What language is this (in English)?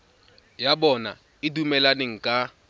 Tswana